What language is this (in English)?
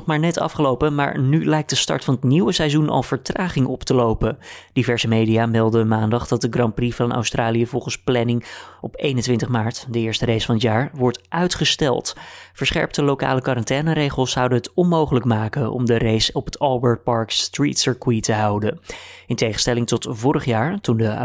Dutch